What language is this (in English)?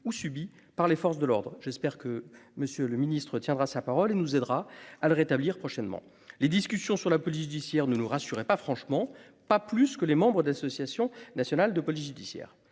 French